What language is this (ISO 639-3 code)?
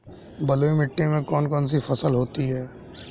hin